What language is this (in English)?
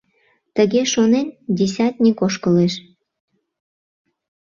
Mari